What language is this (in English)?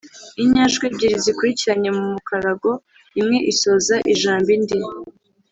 Kinyarwanda